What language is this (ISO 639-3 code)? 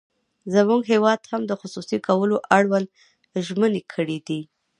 pus